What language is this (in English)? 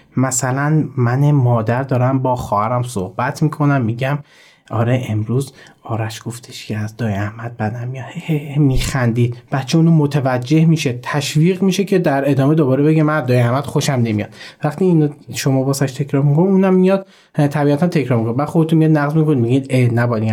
Persian